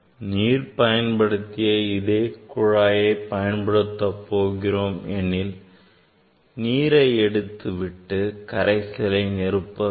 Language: Tamil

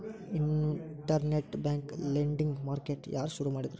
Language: Kannada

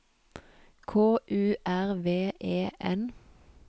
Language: Norwegian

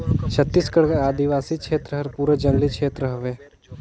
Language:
Chhattisgarhi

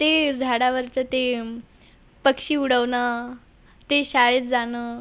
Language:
Marathi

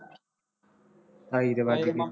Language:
Punjabi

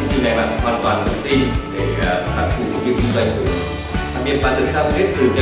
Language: Vietnamese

